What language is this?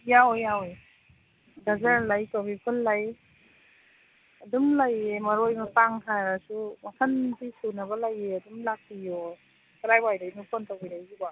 Manipuri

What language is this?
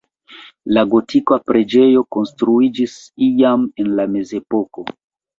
Esperanto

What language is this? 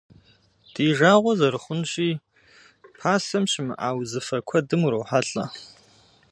Kabardian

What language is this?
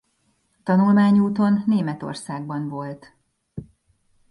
Hungarian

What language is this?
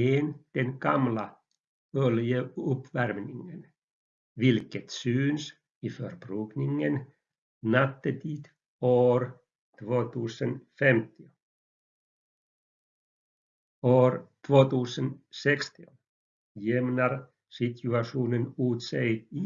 Swedish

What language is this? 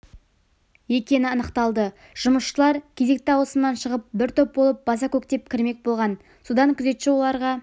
Kazakh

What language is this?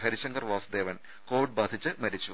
Malayalam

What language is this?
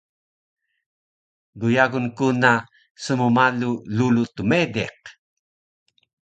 Taroko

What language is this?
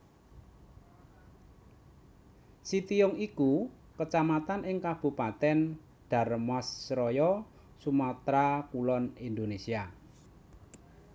Javanese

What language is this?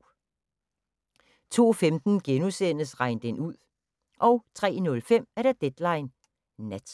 Danish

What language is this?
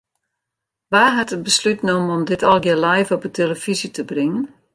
Western Frisian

